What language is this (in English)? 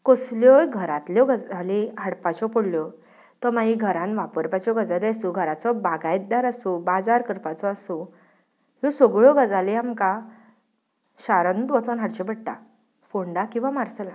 Konkani